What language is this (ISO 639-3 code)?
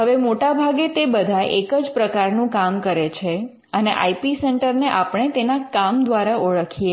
guj